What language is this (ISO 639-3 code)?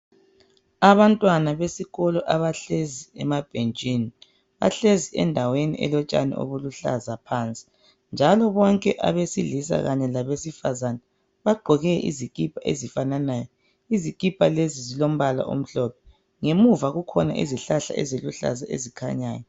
nde